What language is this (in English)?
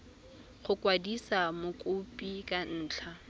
Tswana